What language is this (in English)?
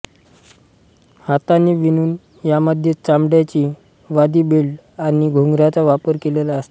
Marathi